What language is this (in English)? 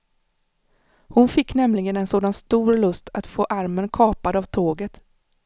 Swedish